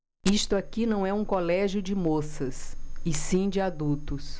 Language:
Portuguese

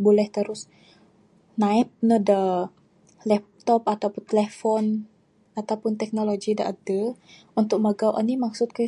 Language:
Bukar-Sadung Bidayuh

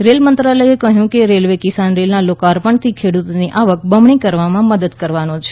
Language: Gujarati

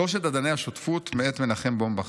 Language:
Hebrew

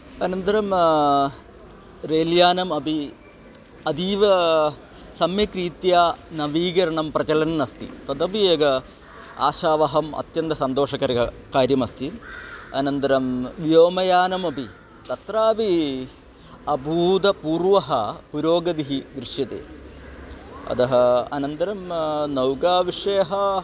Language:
Sanskrit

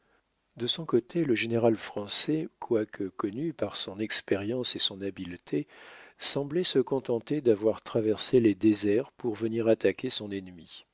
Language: French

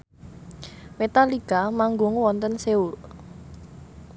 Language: Javanese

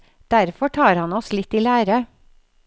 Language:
Norwegian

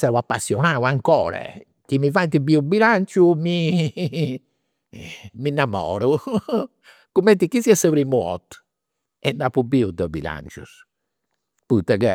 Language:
Campidanese Sardinian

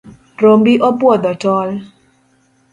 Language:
Luo (Kenya and Tanzania)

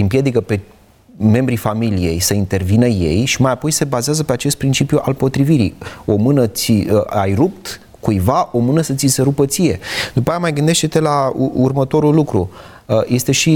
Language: Romanian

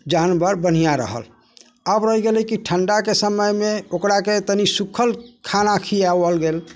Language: Maithili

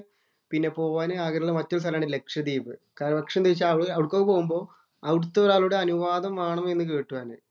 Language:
Malayalam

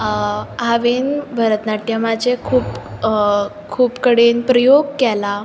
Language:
Konkani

